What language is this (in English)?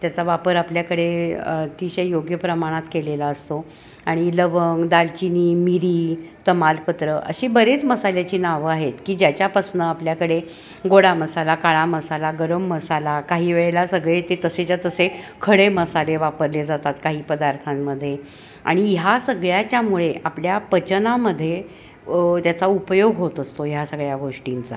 Marathi